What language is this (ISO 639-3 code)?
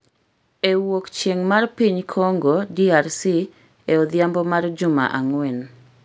luo